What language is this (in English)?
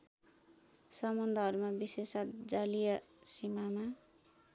Nepali